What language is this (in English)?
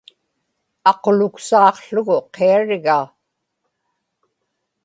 Inupiaq